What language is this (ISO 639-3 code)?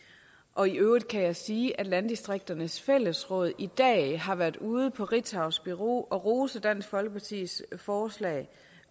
dan